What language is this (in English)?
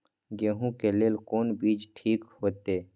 Maithili